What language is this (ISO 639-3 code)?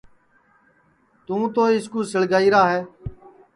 ssi